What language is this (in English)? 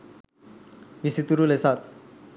Sinhala